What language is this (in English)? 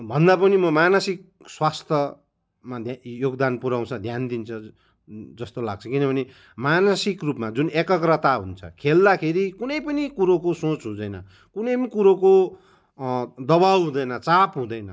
Nepali